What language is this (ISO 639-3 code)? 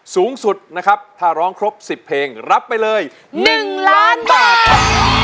tha